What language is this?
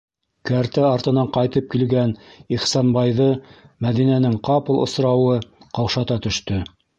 Bashkir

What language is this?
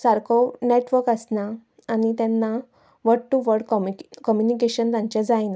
Konkani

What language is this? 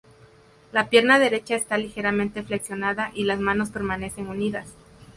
Spanish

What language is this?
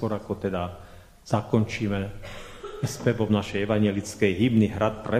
Slovak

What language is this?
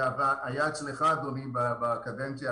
Hebrew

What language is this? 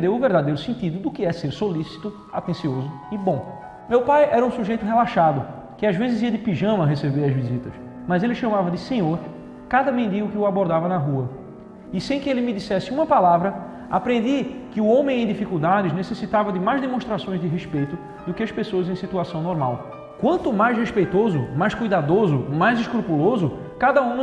Portuguese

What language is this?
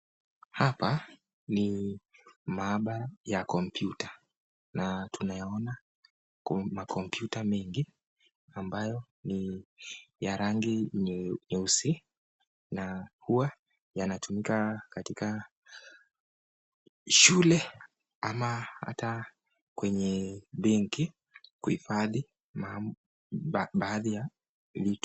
Swahili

